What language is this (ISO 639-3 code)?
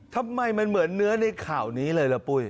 tha